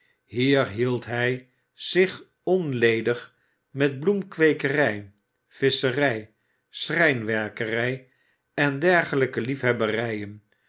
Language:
Dutch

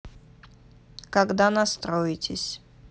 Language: Russian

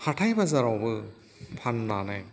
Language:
Bodo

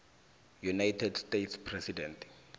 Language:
South Ndebele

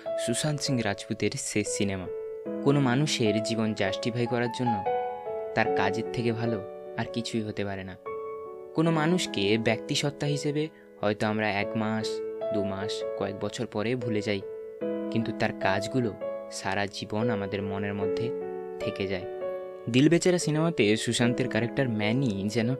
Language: Bangla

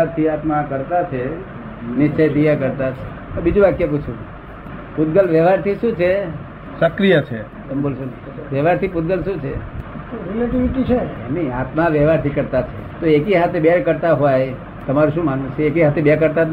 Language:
Gujarati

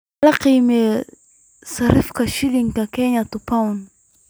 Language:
Somali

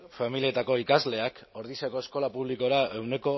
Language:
Basque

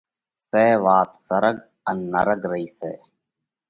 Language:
Parkari Koli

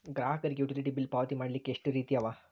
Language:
Kannada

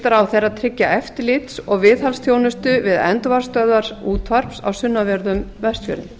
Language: Icelandic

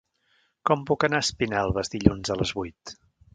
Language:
Catalan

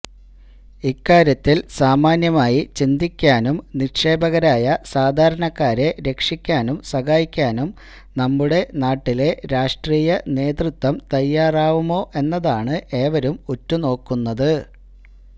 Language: Malayalam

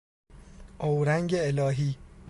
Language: Persian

